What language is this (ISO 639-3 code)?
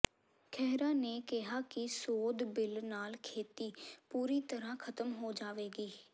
pan